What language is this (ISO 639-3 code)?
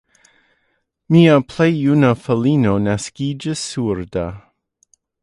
epo